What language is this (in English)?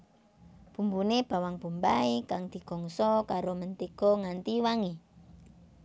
Javanese